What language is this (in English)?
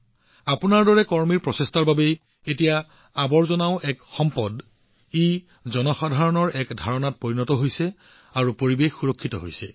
Assamese